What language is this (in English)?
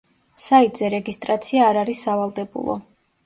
Georgian